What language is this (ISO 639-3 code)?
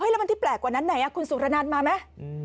tha